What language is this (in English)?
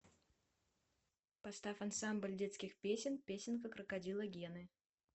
Russian